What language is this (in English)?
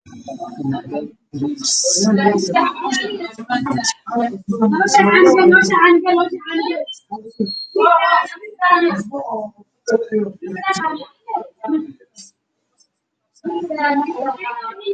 Somali